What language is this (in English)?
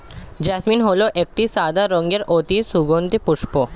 Bangla